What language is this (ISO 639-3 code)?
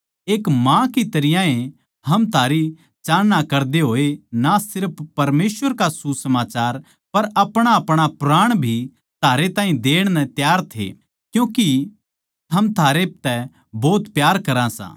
bgc